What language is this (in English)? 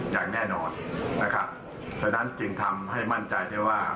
Thai